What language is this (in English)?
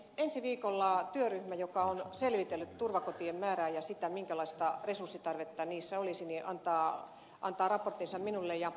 Finnish